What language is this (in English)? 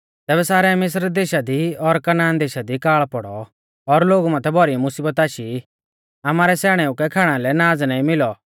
Mahasu Pahari